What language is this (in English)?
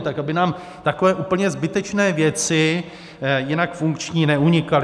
Czech